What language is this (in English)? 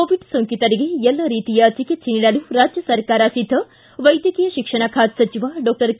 Kannada